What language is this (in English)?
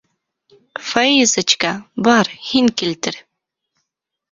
Bashkir